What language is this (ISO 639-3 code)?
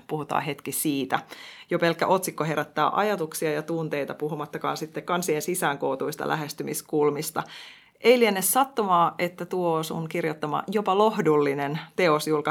fin